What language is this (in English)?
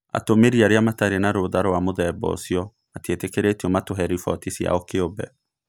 Kikuyu